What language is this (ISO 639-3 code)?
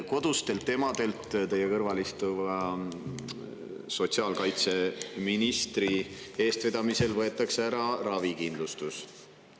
est